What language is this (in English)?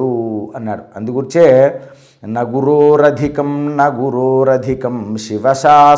Telugu